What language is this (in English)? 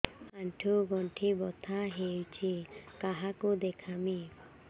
Odia